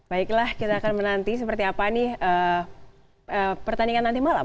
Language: Indonesian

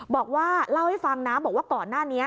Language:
Thai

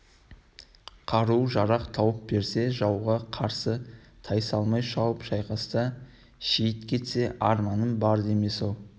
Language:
Kazakh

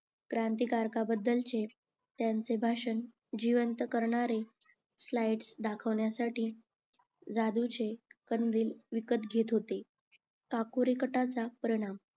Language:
Marathi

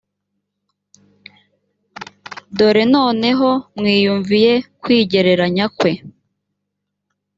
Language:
Kinyarwanda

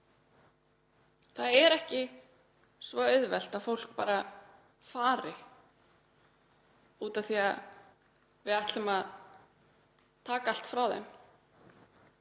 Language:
Icelandic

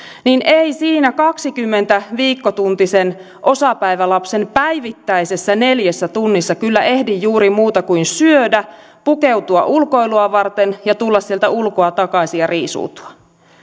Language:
Finnish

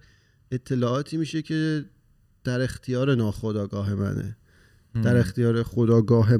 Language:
Persian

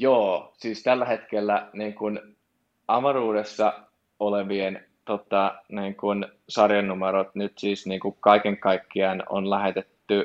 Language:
Finnish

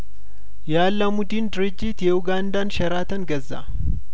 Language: Amharic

